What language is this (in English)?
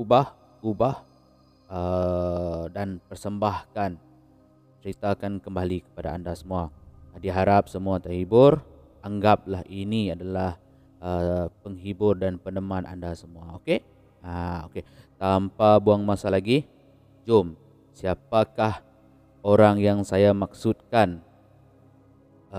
Malay